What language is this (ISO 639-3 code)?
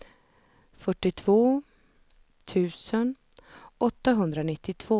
swe